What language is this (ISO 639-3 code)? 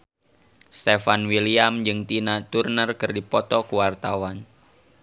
sun